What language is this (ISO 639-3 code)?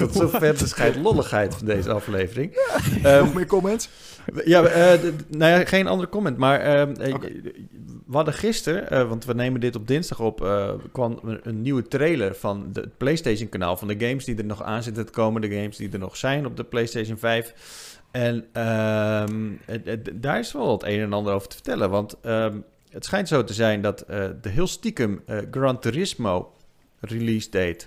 nld